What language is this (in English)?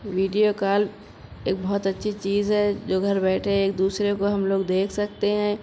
Urdu